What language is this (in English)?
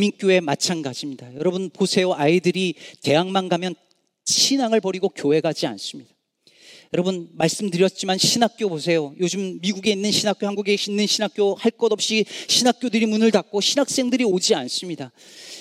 Korean